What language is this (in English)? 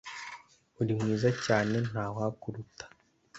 Kinyarwanda